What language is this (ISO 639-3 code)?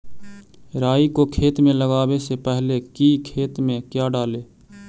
mag